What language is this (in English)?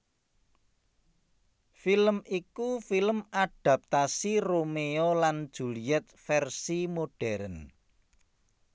Javanese